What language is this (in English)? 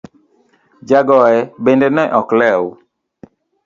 Luo (Kenya and Tanzania)